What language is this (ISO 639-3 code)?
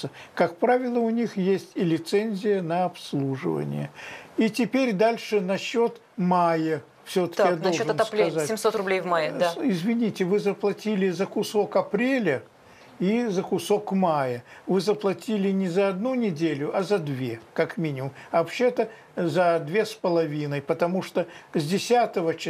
rus